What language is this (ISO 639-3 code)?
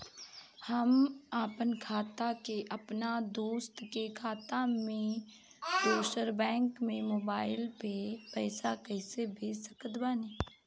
bho